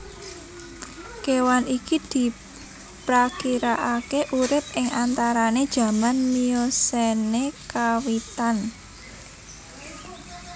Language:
Javanese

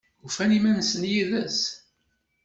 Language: Kabyle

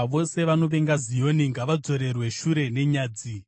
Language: Shona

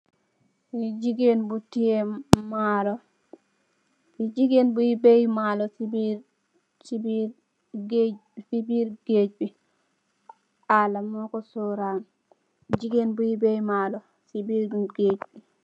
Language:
Wolof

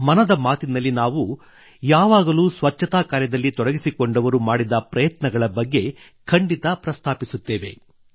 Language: Kannada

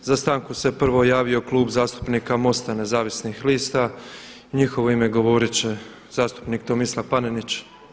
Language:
Croatian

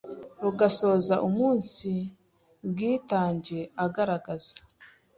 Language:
Kinyarwanda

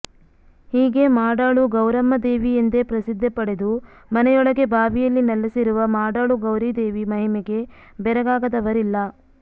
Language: Kannada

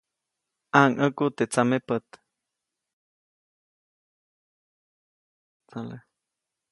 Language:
Copainalá Zoque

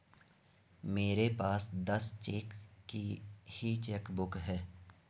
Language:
Hindi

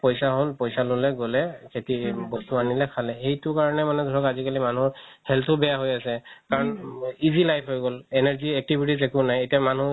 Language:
Assamese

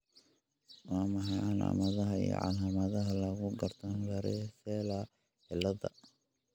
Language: Somali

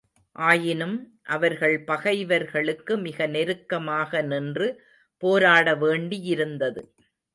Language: Tamil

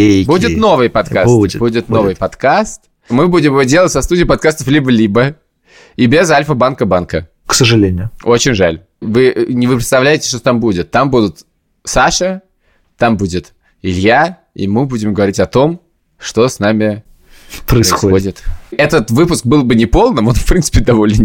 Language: Russian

